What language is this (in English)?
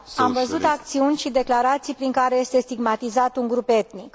Romanian